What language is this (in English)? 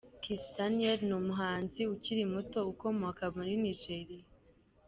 Kinyarwanda